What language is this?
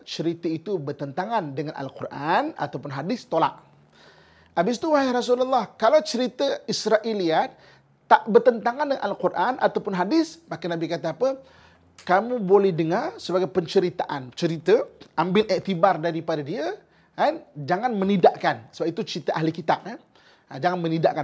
Malay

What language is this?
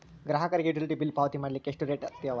Kannada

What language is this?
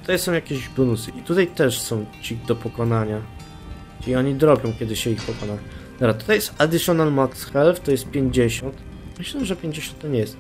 Polish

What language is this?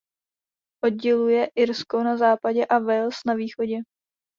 Czech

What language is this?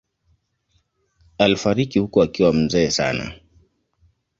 Swahili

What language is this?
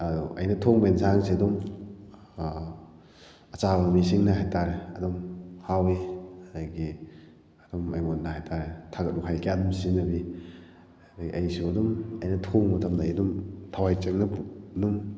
Manipuri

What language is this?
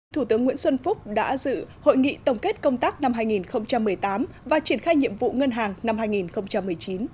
Vietnamese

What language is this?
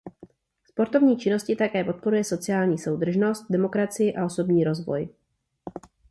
Czech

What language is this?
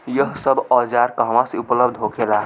Bhojpuri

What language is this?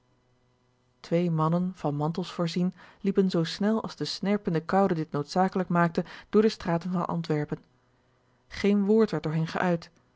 Dutch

